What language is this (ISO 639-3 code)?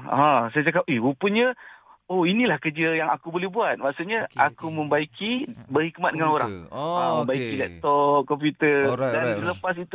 msa